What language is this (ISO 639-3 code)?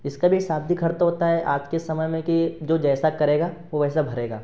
hin